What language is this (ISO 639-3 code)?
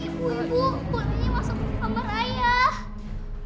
ind